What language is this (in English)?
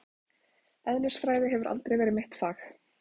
Icelandic